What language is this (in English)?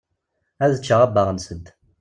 Kabyle